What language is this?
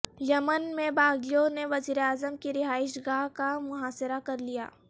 Urdu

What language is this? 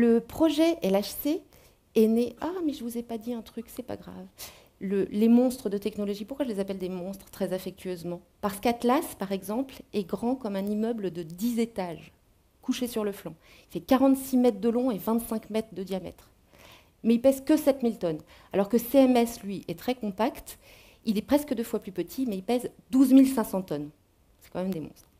French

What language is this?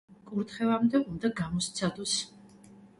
Georgian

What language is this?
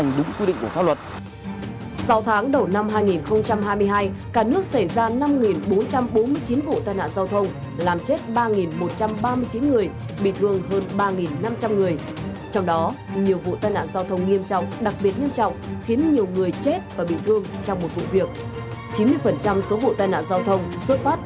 Vietnamese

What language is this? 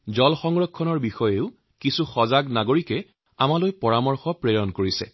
Assamese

